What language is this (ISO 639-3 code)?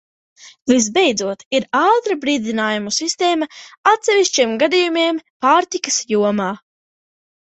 lav